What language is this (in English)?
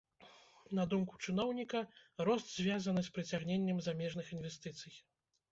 Belarusian